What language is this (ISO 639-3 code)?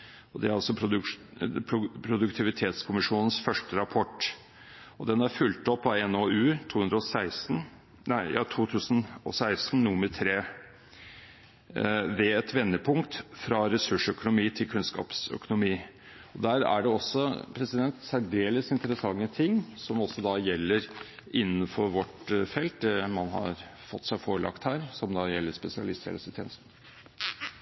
nob